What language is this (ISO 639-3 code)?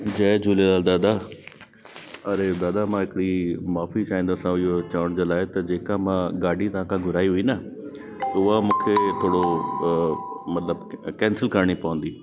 snd